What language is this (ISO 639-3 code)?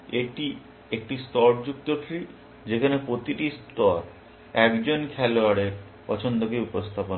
ben